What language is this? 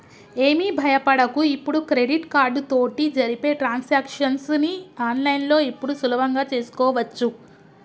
Telugu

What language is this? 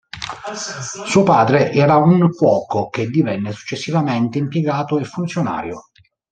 Italian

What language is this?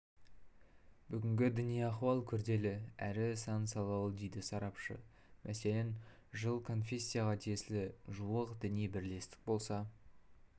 Kazakh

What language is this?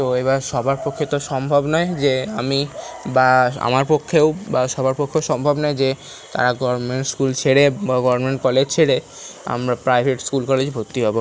Bangla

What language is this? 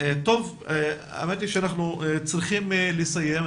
Hebrew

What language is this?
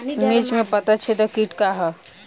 Bhojpuri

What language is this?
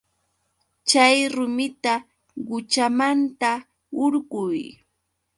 Yauyos Quechua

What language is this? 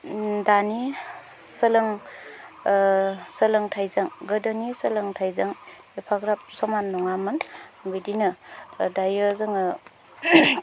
Bodo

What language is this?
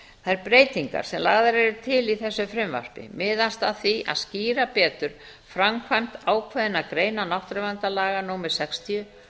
Icelandic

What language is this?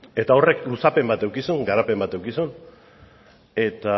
Basque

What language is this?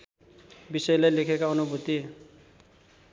Nepali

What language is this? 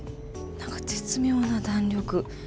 Japanese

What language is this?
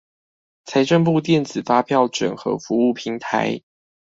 Chinese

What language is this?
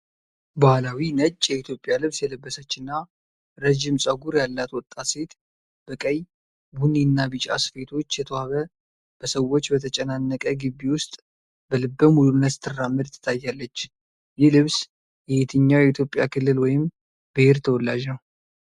Amharic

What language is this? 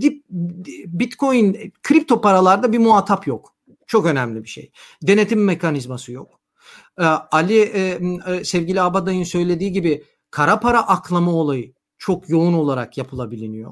Turkish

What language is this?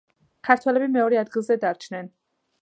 Georgian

